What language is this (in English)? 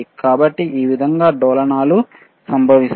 Telugu